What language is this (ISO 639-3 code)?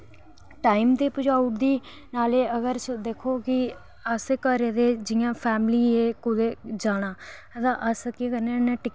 doi